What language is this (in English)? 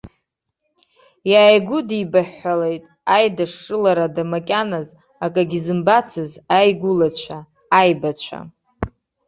Abkhazian